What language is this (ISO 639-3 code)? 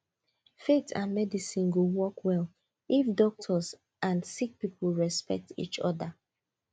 pcm